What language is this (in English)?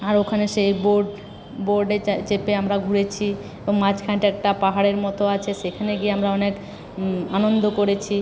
Bangla